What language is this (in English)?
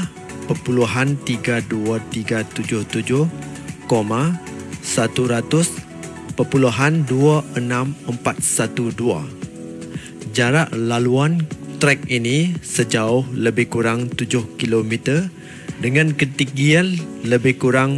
Malay